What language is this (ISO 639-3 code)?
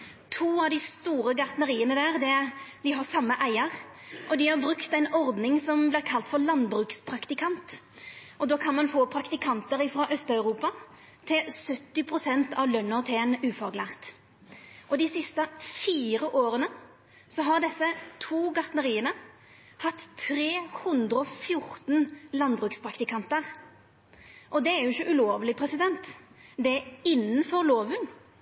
nno